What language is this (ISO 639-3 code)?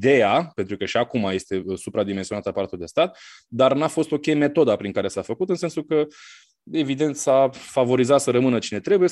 ron